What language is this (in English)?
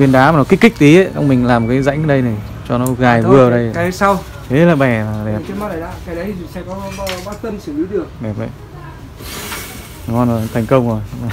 Vietnamese